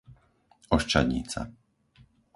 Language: Slovak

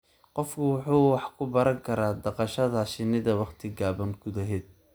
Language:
Somali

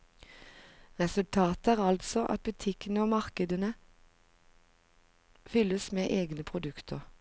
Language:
Norwegian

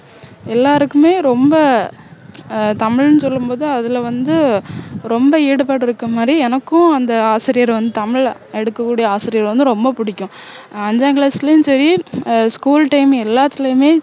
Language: Tamil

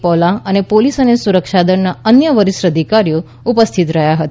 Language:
Gujarati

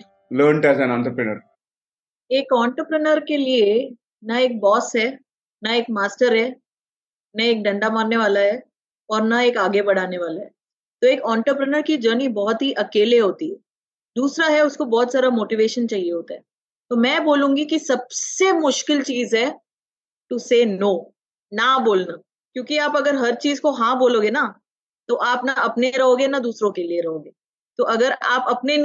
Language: Hindi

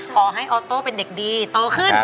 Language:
Thai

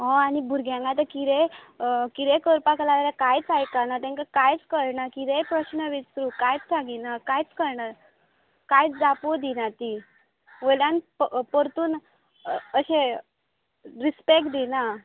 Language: Konkani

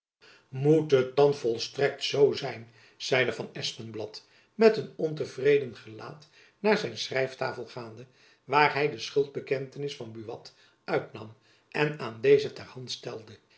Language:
Dutch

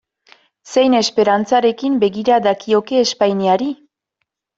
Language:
Basque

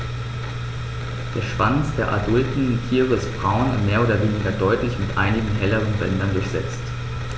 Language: German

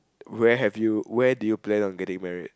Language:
English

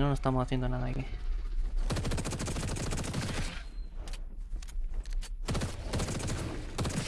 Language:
Spanish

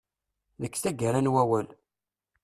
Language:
Kabyle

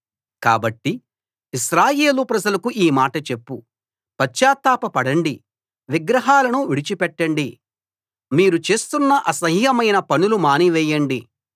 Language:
Telugu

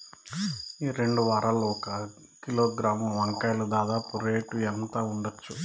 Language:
Telugu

